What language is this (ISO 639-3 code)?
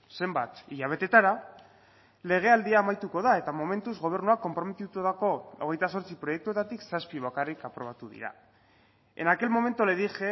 eus